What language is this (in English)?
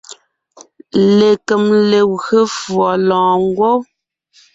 Ngiemboon